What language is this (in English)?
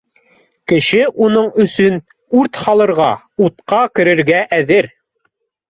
Bashkir